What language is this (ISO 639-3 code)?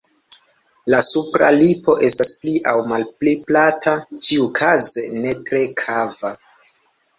epo